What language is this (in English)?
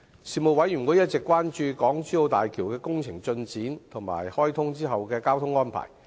Cantonese